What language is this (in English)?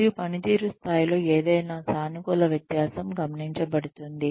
Telugu